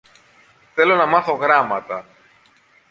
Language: Greek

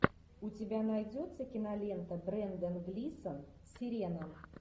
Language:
Russian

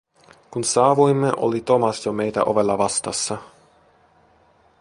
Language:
Finnish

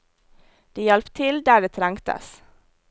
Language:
Norwegian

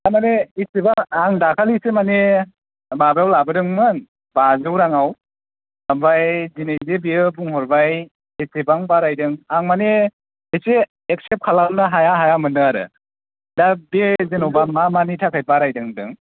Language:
Bodo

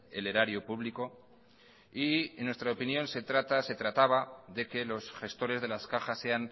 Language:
Spanish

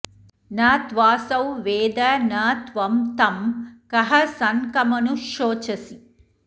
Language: Sanskrit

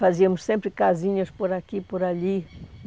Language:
Portuguese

